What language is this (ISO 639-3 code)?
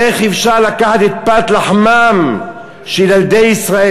heb